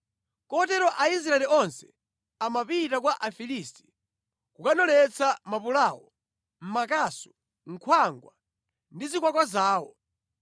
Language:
Nyanja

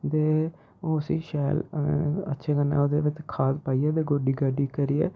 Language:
Dogri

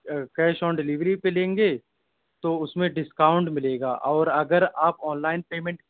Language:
Urdu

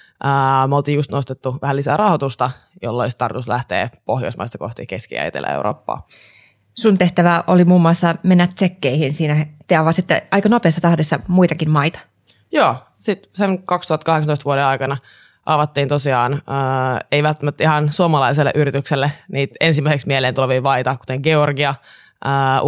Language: Finnish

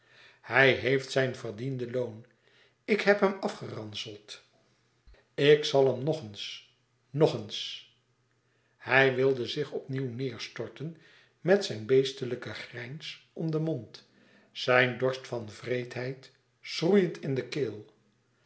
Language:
Dutch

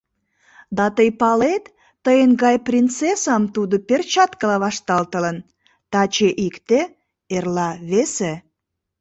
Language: Mari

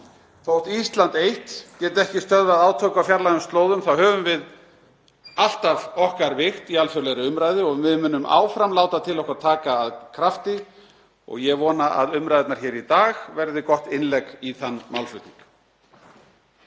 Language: Icelandic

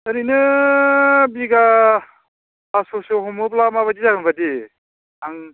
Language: Bodo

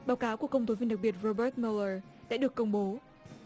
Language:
Vietnamese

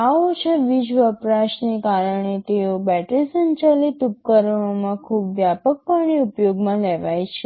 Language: Gujarati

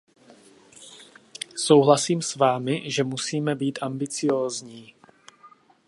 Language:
Czech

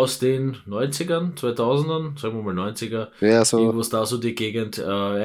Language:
German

